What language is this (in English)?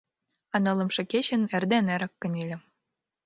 Mari